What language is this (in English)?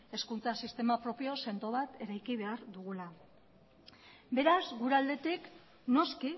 Basque